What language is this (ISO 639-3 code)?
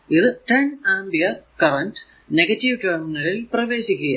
mal